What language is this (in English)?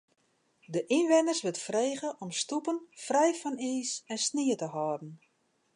Western Frisian